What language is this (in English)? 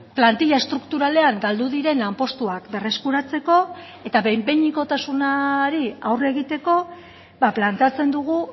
Basque